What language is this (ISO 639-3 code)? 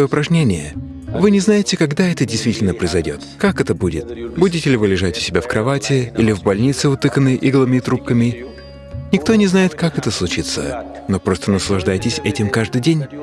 rus